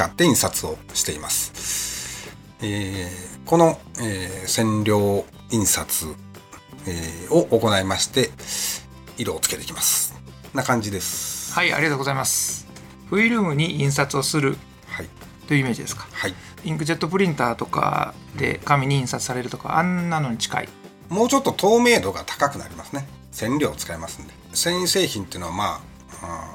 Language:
Japanese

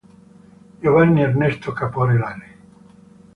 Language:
Italian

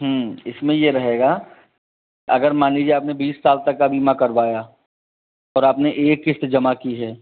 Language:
Hindi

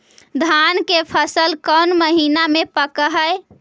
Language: Magahi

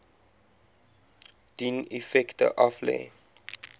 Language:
Afrikaans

